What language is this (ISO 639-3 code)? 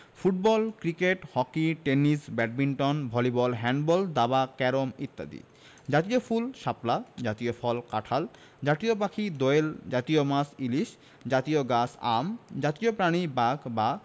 ben